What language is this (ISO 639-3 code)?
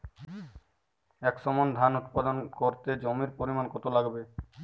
ben